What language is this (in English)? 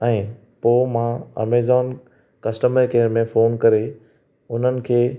Sindhi